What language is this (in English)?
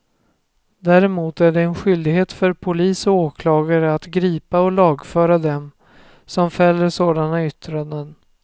Swedish